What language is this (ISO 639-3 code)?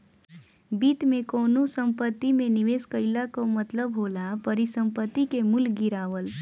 bho